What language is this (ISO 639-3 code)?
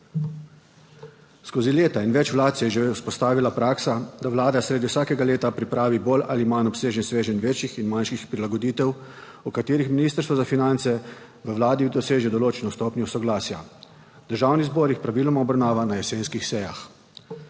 slv